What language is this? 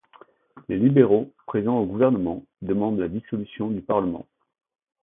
French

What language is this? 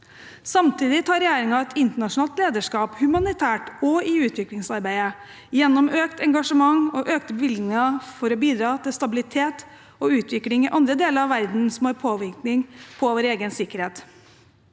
Norwegian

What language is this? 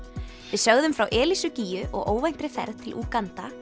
Icelandic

